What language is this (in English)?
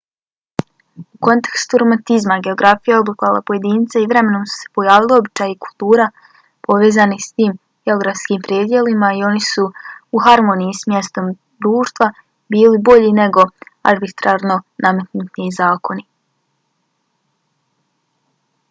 Bosnian